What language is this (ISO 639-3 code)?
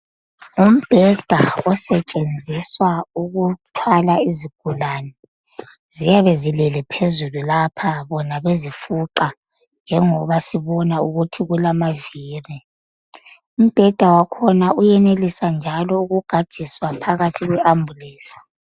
nde